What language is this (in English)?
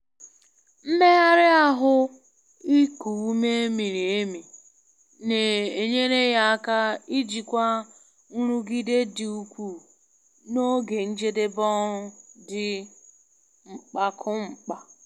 Igbo